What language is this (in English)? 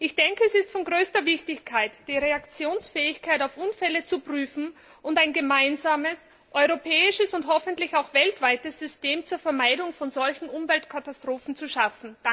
German